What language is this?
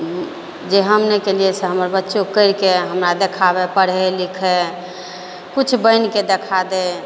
Maithili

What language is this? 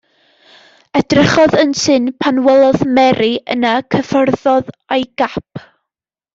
Welsh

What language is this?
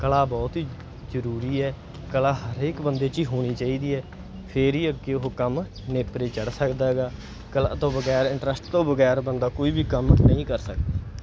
Punjabi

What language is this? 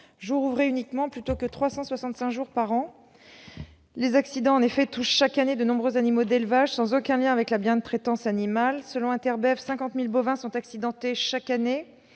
French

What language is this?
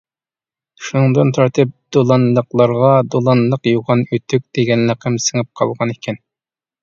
Uyghur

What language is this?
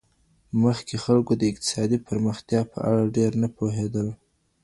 Pashto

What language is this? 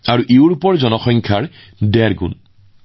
Assamese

